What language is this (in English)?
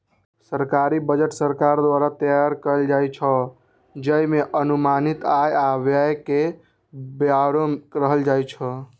Maithili